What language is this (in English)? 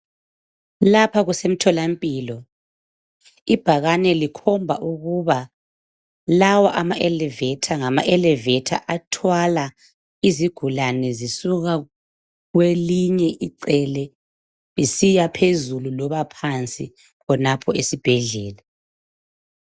North Ndebele